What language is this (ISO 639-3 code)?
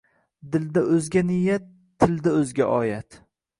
uzb